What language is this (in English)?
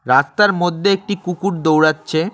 Bangla